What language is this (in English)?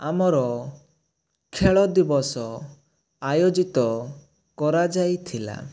Odia